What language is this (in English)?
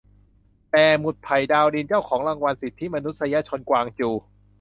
Thai